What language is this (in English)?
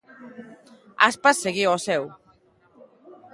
Galician